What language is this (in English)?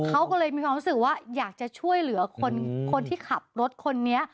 Thai